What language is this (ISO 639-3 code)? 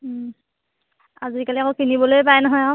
asm